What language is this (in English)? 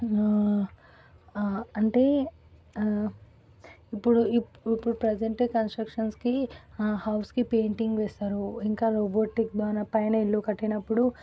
Telugu